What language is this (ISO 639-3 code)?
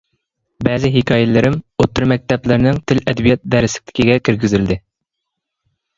uig